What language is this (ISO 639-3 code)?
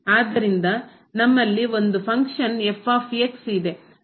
kan